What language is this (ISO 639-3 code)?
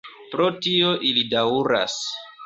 epo